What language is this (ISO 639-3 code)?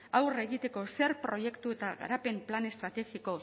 eus